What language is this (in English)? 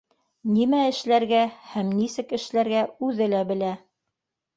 Bashkir